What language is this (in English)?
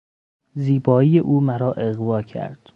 Persian